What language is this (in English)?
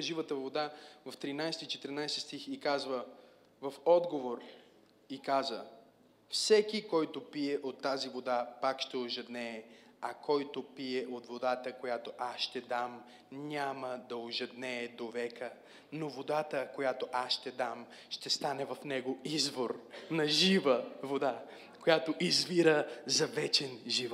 Bulgarian